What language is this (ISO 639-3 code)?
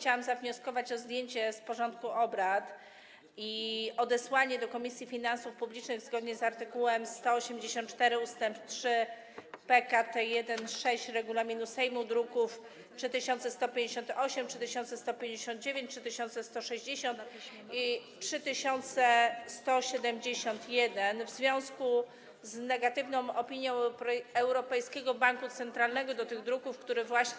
pol